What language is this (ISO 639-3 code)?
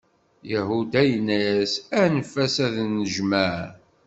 kab